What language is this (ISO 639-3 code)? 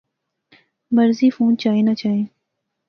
phr